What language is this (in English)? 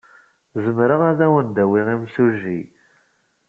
Kabyle